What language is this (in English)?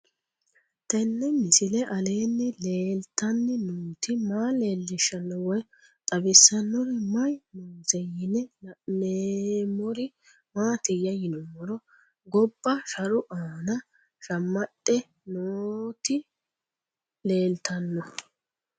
Sidamo